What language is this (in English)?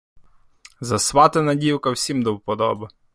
Ukrainian